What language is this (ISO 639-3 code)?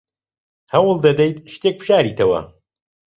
ckb